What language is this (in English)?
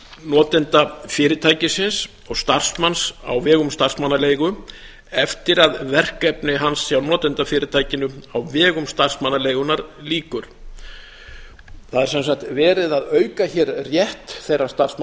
Icelandic